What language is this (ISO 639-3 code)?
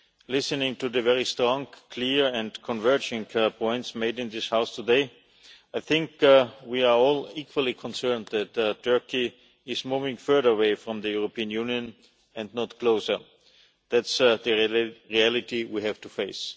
eng